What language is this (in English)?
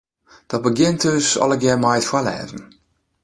Western Frisian